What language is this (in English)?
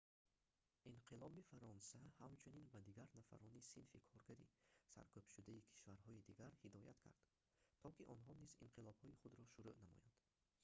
Tajik